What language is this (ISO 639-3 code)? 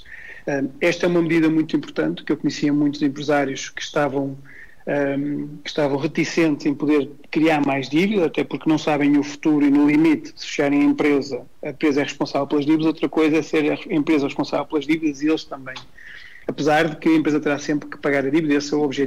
por